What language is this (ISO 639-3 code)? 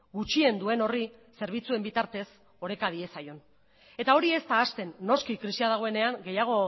eus